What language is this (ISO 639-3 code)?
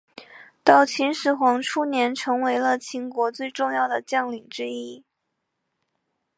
zho